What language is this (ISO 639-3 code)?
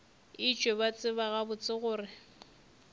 nso